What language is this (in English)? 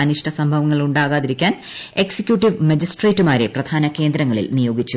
Malayalam